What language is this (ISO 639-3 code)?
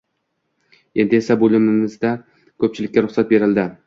uzb